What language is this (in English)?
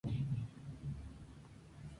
Spanish